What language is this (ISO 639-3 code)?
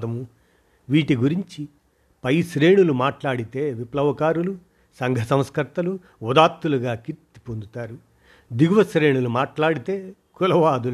tel